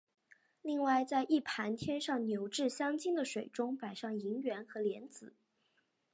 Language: Chinese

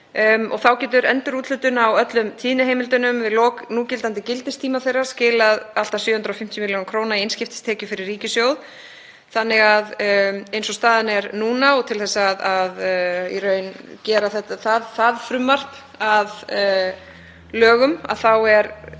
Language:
Icelandic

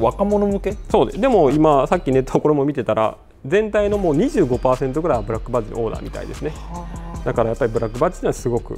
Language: Japanese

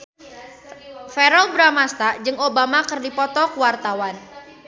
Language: Sundanese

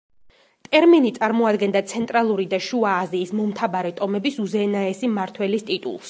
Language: Georgian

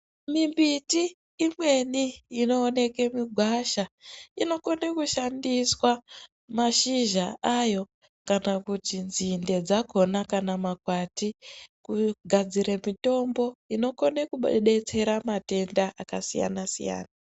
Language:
Ndau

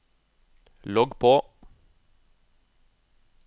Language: Norwegian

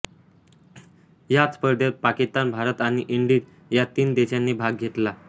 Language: Marathi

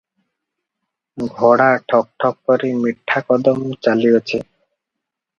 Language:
Odia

